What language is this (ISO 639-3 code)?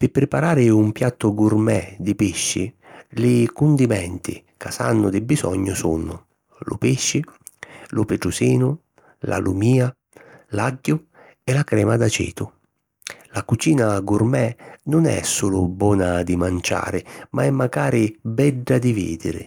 scn